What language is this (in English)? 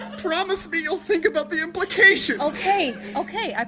English